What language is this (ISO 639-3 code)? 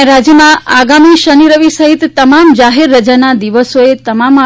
guj